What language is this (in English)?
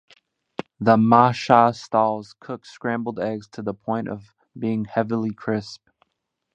English